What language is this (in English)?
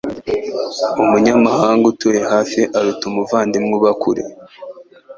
Kinyarwanda